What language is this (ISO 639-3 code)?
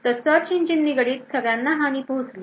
mar